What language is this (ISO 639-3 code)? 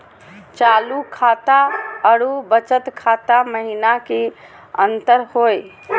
mag